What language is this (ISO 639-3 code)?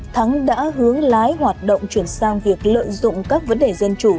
vie